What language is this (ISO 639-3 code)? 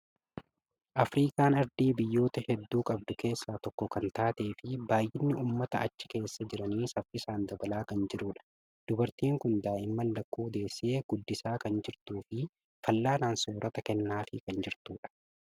orm